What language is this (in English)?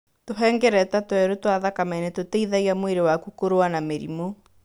Kikuyu